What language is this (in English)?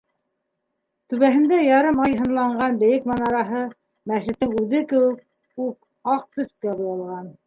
Bashkir